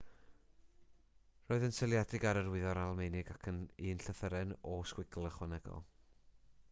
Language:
Welsh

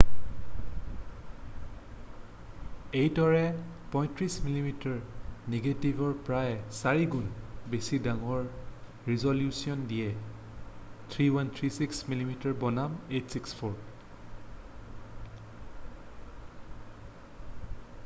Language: Assamese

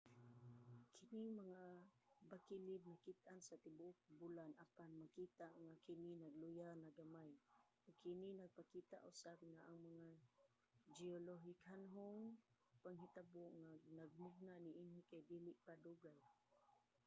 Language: Cebuano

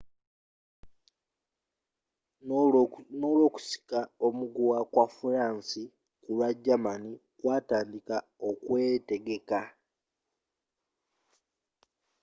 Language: Ganda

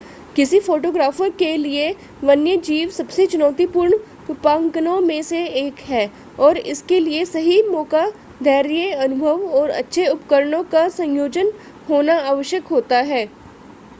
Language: Hindi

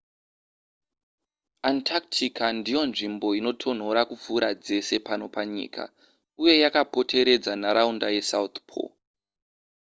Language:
Shona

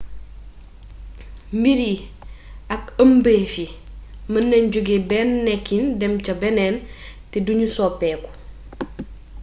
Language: Wolof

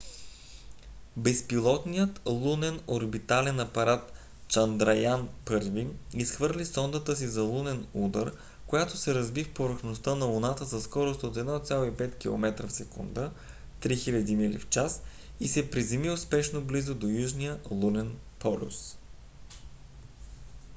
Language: Bulgarian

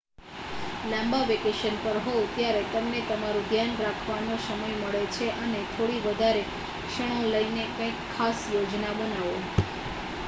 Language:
Gujarati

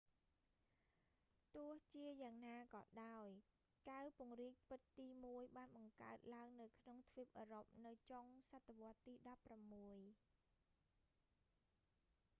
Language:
Khmer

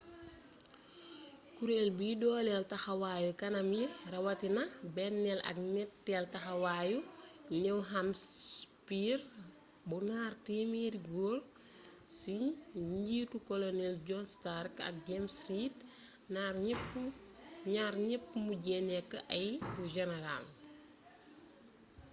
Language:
Wolof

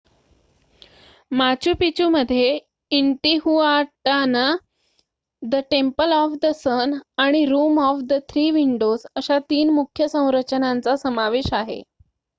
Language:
Marathi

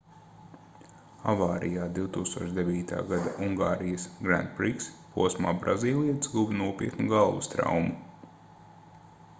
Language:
Latvian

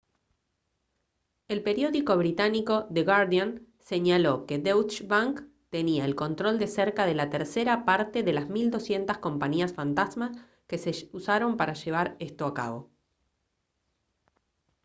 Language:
Spanish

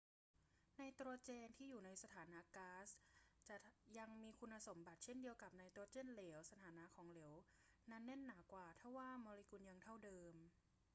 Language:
Thai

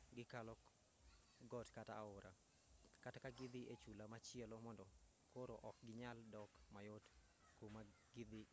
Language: Luo (Kenya and Tanzania)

